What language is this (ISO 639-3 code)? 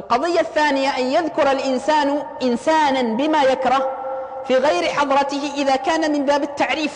ara